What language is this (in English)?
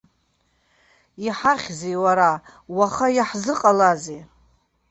Abkhazian